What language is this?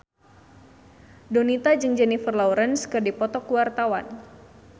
Sundanese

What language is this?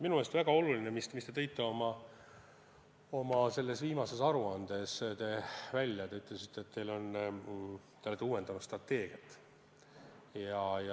Estonian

